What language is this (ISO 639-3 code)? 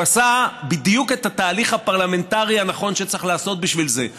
heb